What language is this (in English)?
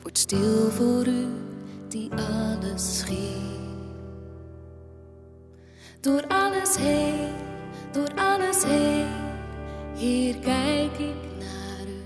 Dutch